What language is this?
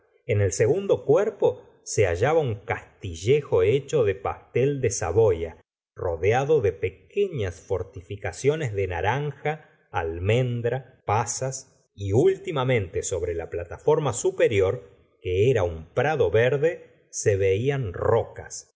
Spanish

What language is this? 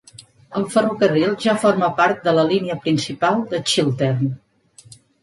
Catalan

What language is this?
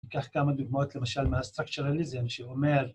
Hebrew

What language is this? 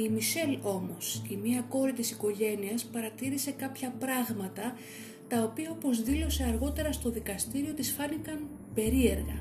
Greek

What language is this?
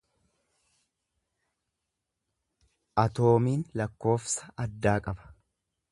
Oromo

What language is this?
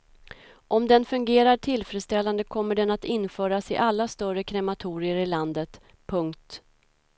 Swedish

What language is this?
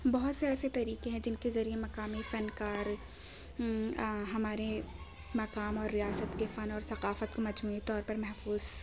Urdu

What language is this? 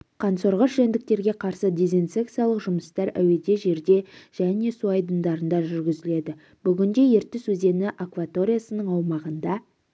Kazakh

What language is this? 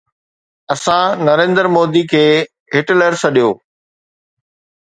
Sindhi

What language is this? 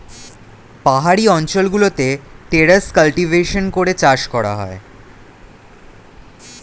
Bangla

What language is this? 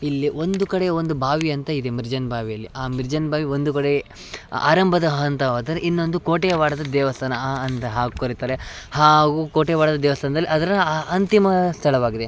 Kannada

